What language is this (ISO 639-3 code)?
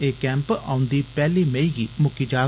doi